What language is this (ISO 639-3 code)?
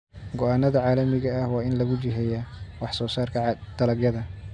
som